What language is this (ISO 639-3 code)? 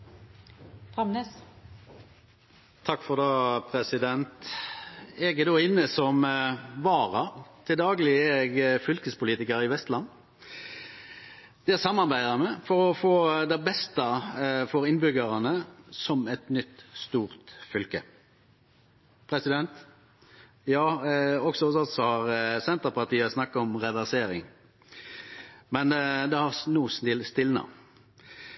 nor